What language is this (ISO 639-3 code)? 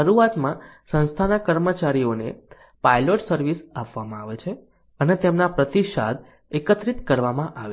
guj